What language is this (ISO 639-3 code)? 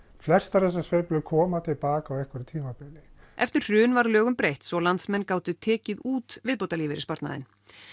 isl